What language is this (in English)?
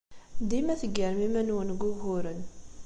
Kabyle